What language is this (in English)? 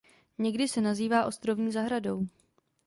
Czech